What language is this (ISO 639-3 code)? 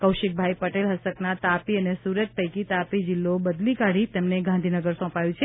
guj